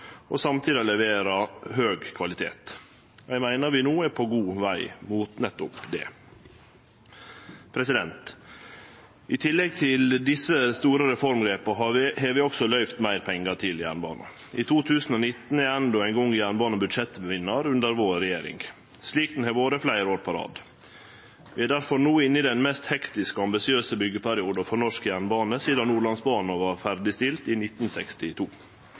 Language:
Norwegian Nynorsk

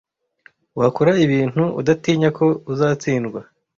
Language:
Kinyarwanda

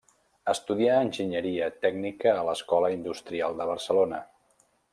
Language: Catalan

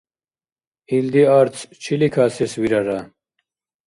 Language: Dargwa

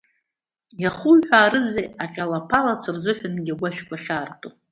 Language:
Abkhazian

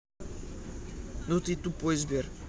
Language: Russian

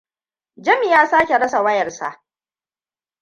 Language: Hausa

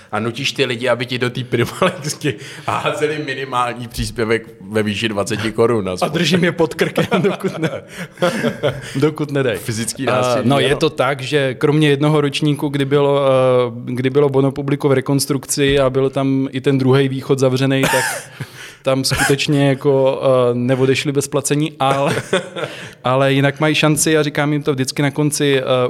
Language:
Czech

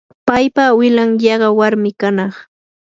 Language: Yanahuanca Pasco Quechua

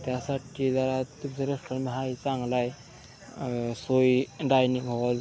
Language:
Marathi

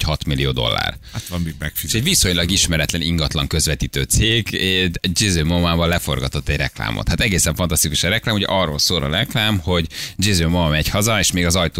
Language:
Hungarian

